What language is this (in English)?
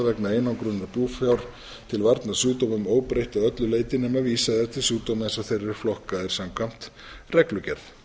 Icelandic